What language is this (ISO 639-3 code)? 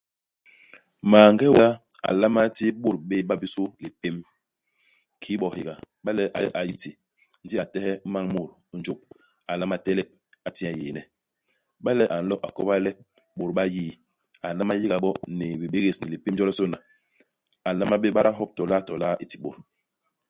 bas